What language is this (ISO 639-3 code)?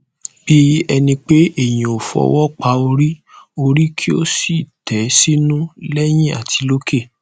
yor